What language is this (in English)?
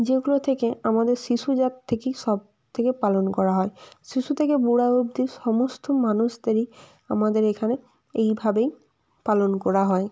Bangla